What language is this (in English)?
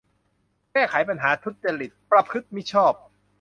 Thai